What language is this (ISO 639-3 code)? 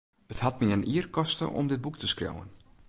fry